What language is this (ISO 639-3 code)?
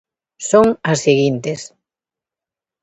glg